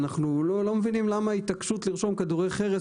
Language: Hebrew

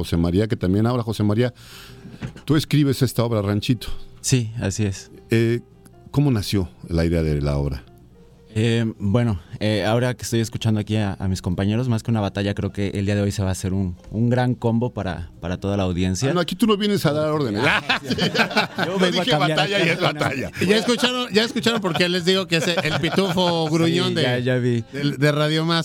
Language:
Spanish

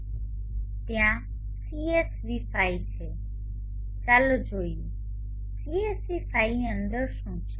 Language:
Gujarati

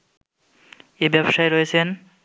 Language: Bangla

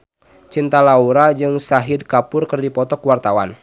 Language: Sundanese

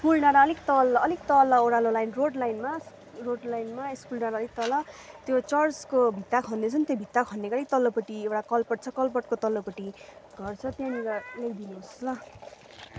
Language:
Nepali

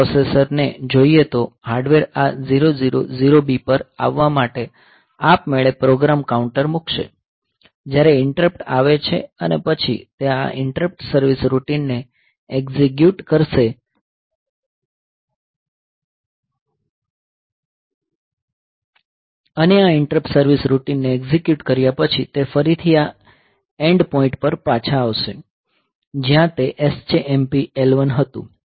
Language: Gujarati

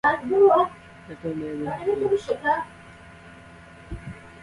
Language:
Central Kurdish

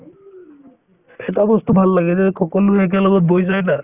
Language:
Assamese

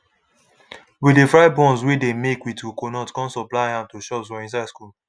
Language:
Nigerian Pidgin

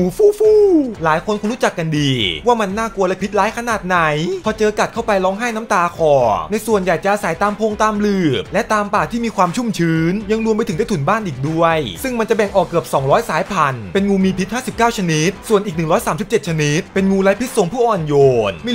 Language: Thai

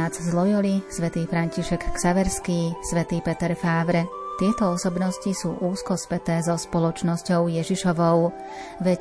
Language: Slovak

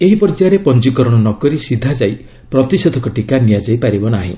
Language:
Odia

